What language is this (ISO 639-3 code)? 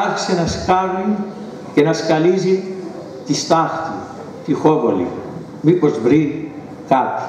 ell